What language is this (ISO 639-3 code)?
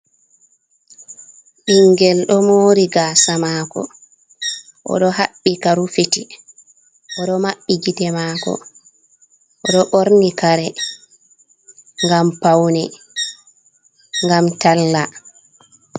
ful